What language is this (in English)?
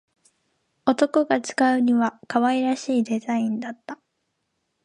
Japanese